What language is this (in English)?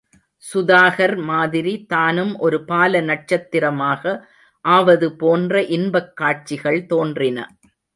Tamil